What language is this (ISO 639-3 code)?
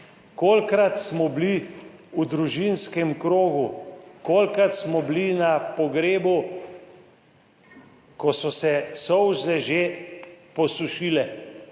slv